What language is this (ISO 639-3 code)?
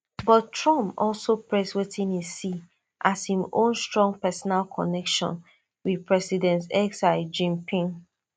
pcm